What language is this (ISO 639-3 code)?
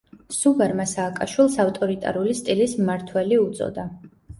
kat